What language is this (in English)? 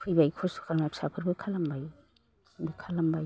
Bodo